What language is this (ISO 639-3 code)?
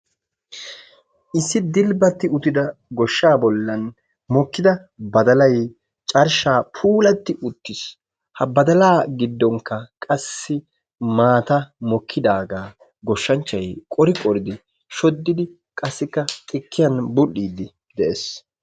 wal